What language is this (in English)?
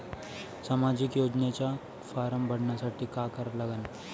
Marathi